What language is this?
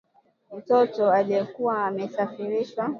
Swahili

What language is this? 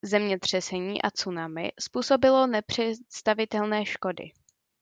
Czech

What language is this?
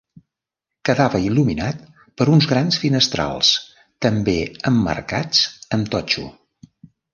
Catalan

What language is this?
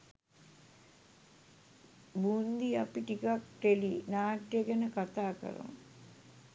Sinhala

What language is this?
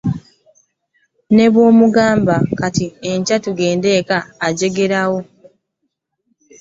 Ganda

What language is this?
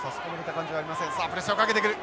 Japanese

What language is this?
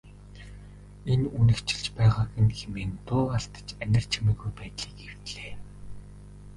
Mongolian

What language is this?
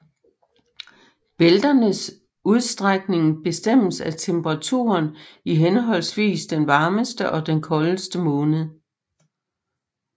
Danish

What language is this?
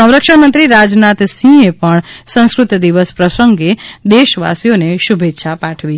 Gujarati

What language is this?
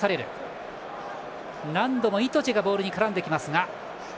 Japanese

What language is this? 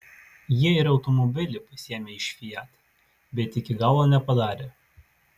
Lithuanian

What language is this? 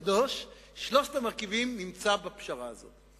Hebrew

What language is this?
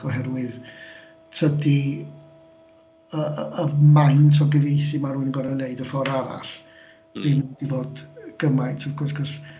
Welsh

